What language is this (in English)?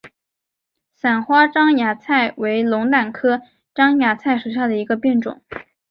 Chinese